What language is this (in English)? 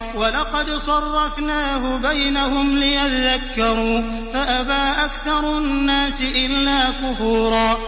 Arabic